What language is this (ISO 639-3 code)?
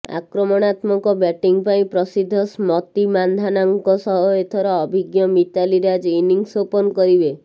ori